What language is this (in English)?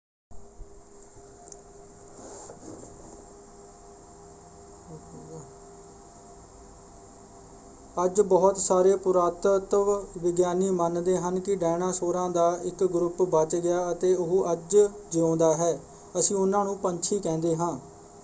Punjabi